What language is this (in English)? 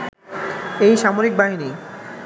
Bangla